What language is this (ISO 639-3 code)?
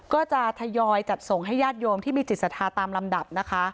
tha